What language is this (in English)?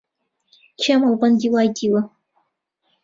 Central Kurdish